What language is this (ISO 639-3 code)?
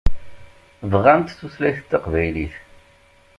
kab